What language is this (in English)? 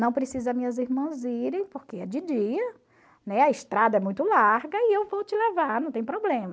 Portuguese